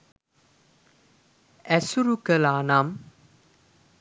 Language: Sinhala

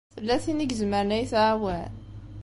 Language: Kabyle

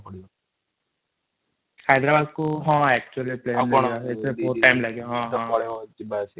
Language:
Odia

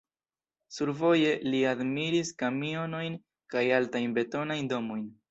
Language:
Esperanto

